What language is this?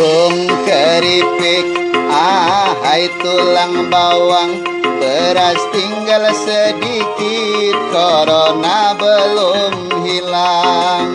Indonesian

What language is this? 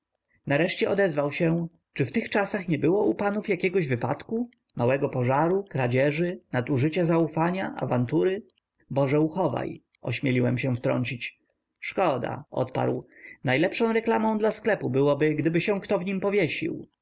Polish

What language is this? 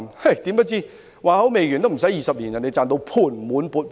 Cantonese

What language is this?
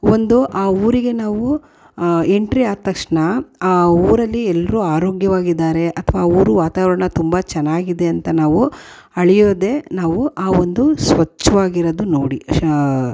Kannada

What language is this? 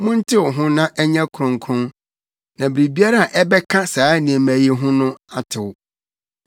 Akan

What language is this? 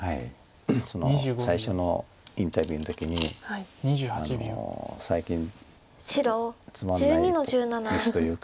Japanese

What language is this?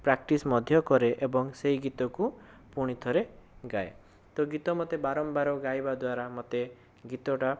Odia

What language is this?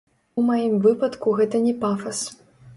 Belarusian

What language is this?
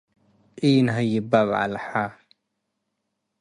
Tigre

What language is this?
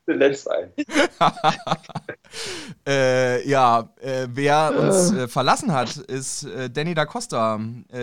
German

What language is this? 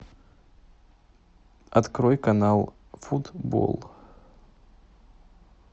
Russian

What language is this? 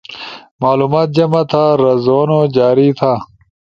Ushojo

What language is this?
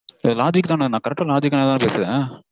Tamil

